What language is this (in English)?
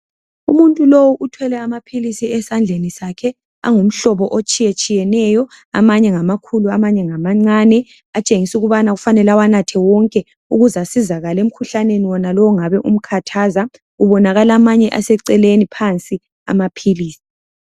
North Ndebele